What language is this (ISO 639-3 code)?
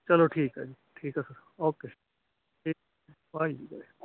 pan